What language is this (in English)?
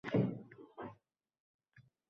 Uzbek